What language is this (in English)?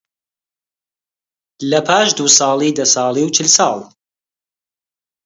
Central Kurdish